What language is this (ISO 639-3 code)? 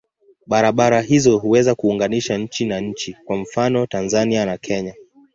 swa